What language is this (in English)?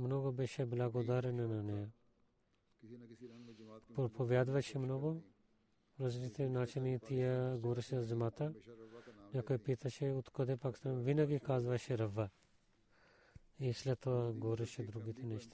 Bulgarian